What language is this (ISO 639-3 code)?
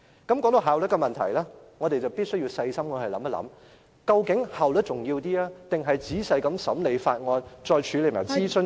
yue